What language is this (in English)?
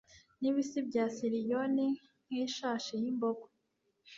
Kinyarwanda